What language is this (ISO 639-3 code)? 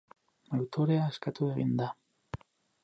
eus